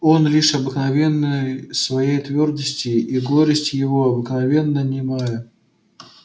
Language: Russian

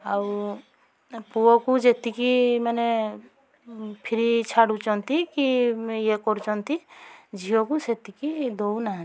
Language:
Odia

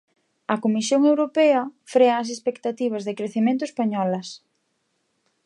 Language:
Galician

